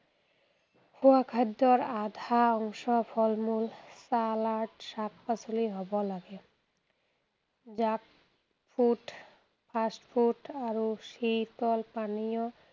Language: Assamese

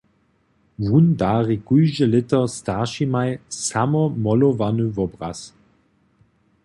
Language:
Upper Sorbian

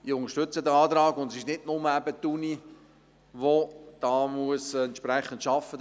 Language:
Swiss German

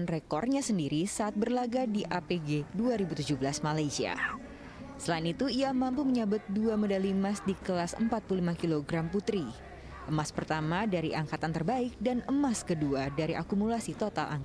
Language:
Indonesian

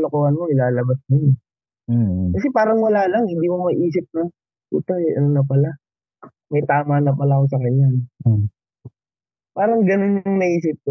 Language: Filipino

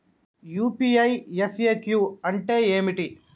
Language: Telugu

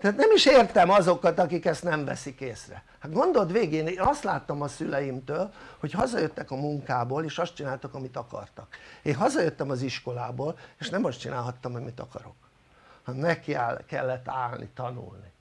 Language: Hungarian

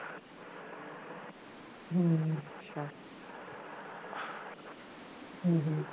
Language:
Punjabi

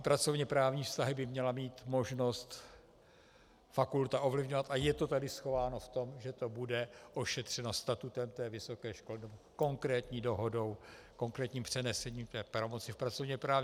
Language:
Czech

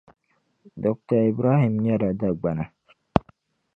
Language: Dagbani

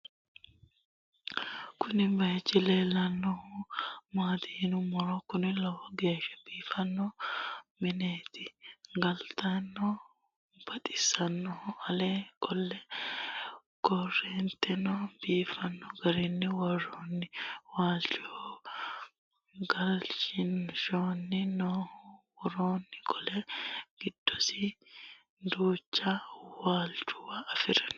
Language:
Sidamo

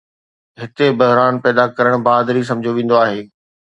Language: Sindhi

